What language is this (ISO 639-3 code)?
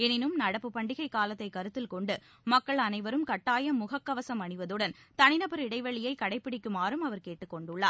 tam